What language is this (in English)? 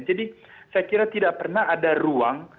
Indonesian